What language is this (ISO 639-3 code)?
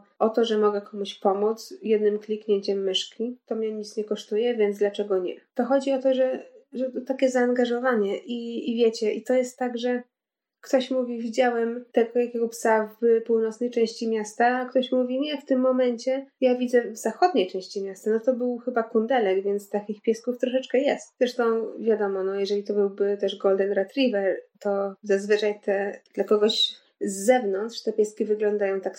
pol